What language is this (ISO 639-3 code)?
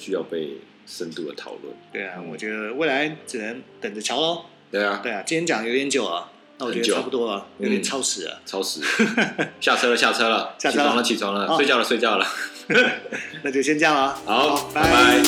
zho